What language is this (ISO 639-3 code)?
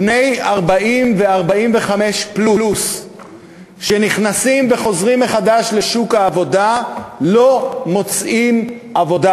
heb